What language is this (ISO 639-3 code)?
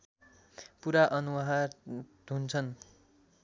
nep